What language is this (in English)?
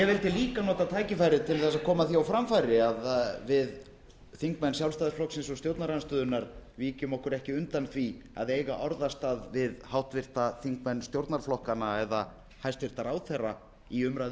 Icelandic